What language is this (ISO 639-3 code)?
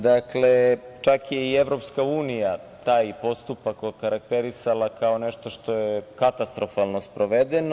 srp